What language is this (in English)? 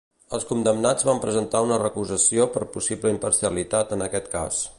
Catalan